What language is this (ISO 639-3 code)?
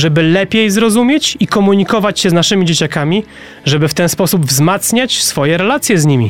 pol